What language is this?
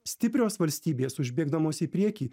Lithuanian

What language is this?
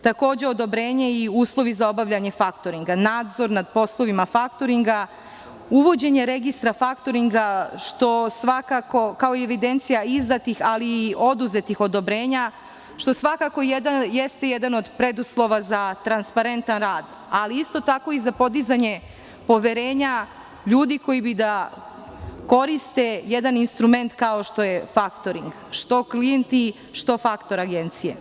Serbian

